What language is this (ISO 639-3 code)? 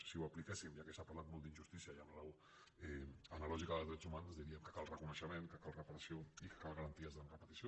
cat